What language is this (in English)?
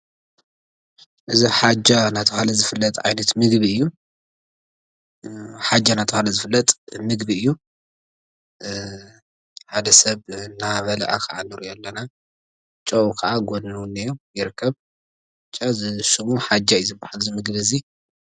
Tigrinya